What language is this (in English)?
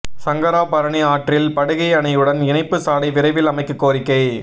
Tamil